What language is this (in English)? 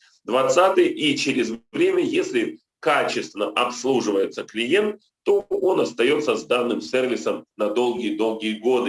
Russian